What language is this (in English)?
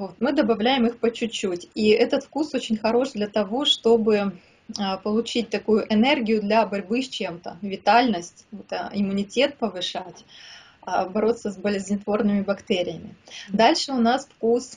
Russian